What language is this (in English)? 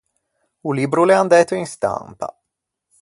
Ligurian